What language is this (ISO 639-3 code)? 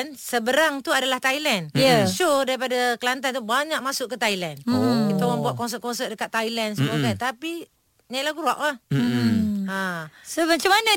msa